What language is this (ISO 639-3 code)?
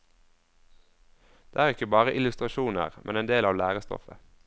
nor